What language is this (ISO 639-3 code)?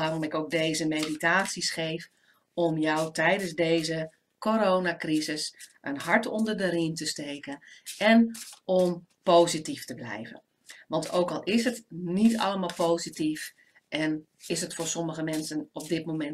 nld